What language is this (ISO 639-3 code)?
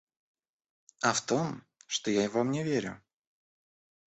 rus